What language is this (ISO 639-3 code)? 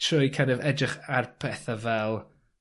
cym